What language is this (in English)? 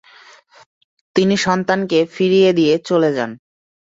Bangla